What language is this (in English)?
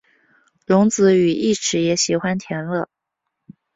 Chinese